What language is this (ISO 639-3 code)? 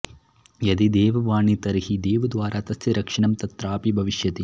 san